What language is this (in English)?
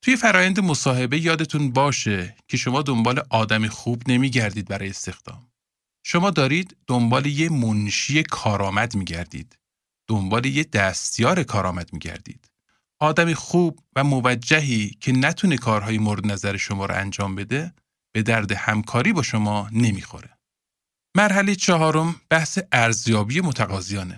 Persian